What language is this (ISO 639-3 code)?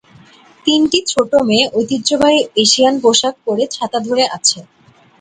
ben